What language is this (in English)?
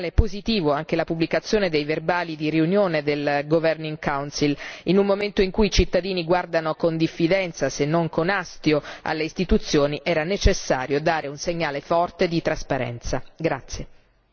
Italian